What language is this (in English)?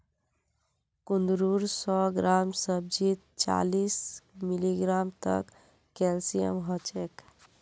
Magahi